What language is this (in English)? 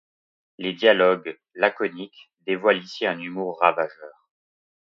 French